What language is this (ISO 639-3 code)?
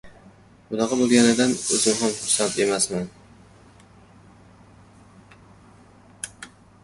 uzb